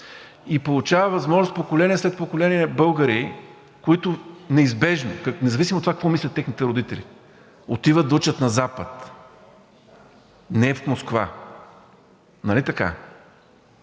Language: Bulgarian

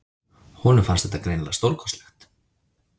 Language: Icelandic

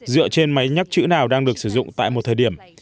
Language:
Vietnamese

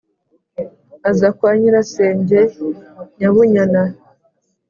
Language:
Kinyarwanda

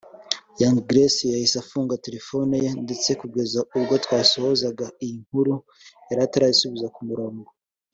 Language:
Kinyarwanda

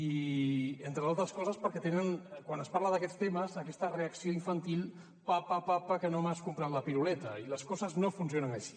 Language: Catalan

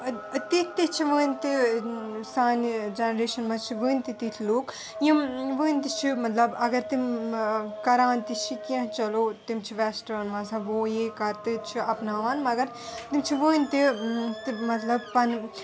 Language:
Kashmiri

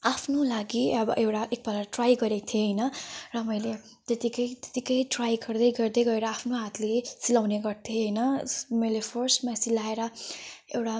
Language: Nepali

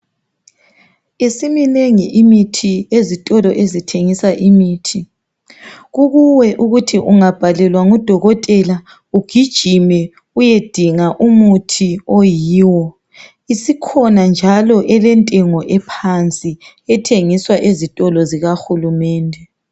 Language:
North Ndebele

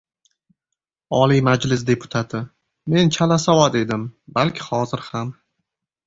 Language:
Uzbek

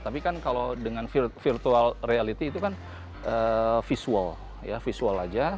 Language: Indonesian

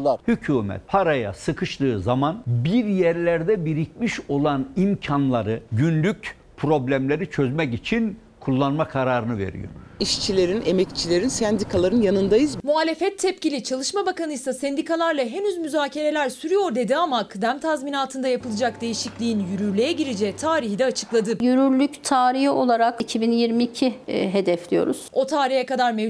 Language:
Turkish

